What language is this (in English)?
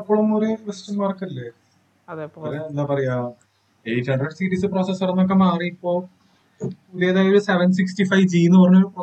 Malayalam